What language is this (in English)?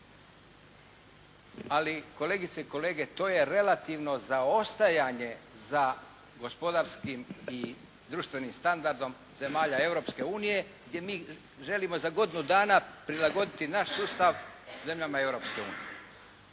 Croatian